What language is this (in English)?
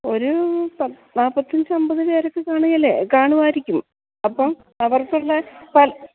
Malayalam